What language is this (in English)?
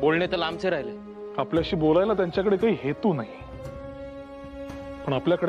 Hindi